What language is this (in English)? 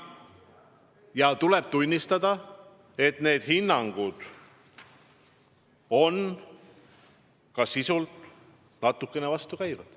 Estonian